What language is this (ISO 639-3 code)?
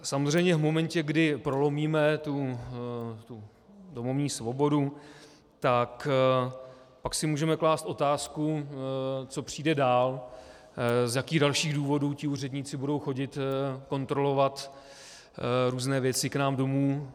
ces